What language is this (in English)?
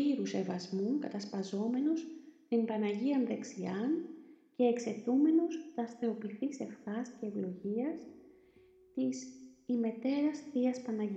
Greek